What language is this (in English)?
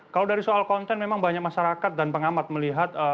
Indonesian